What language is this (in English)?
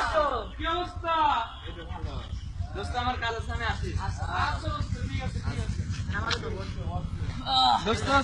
Portuguese